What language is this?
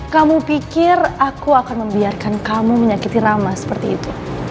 Indonesian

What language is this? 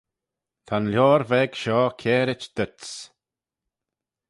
Manx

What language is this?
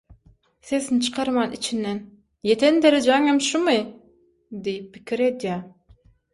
Turkmen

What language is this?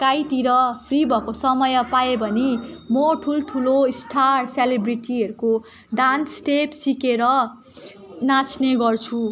Nepali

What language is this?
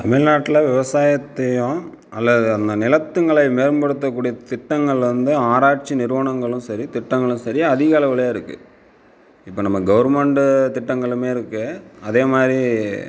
Tamil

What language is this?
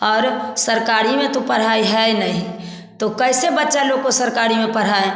Hindi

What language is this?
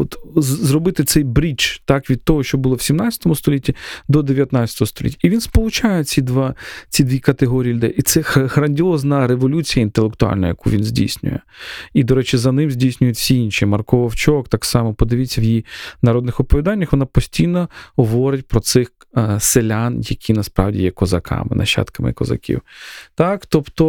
Ukrainian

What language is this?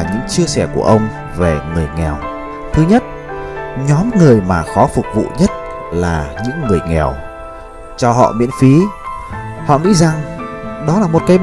Vietnamese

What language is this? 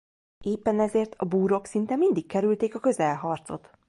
Hungarian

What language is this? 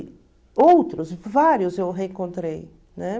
Portuguese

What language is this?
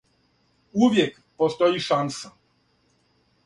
Serbian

